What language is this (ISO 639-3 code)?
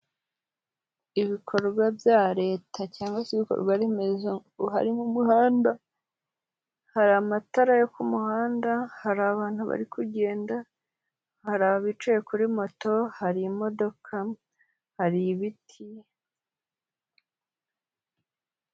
kin